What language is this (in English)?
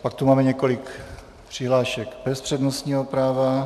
Czech